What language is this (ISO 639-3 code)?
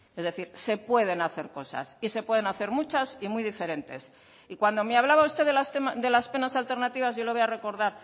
spa